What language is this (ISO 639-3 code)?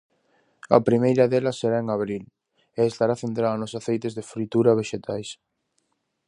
glg